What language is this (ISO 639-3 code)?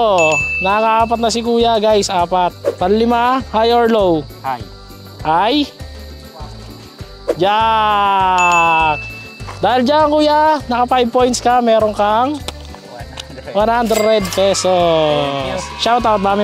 fil